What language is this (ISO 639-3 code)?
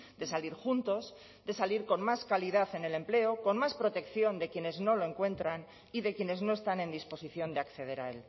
spa